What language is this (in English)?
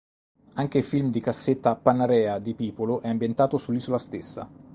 Italian